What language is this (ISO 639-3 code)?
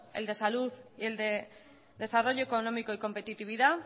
spa